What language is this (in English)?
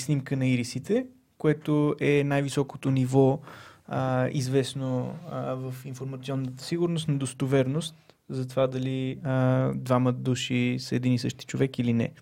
Bulgarian